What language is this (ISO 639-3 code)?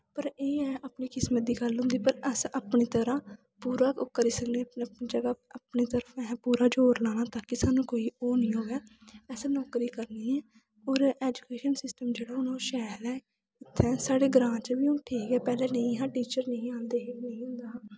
doi